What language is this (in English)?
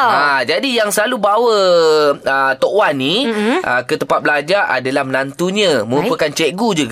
Malay